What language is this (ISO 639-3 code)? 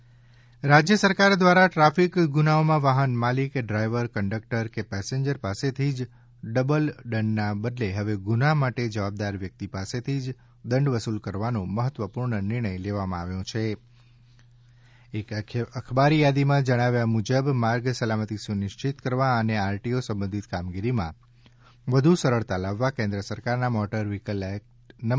guj